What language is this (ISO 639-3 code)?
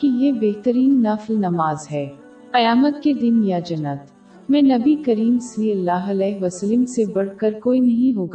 urd